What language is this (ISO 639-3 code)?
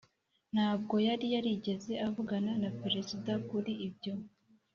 kin